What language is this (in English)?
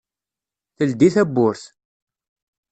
Kabyle